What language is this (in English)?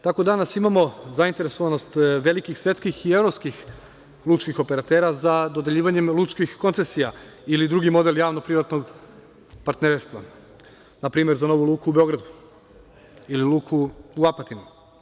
Serbian